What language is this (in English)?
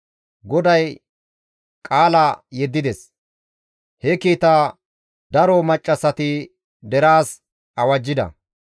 Gamo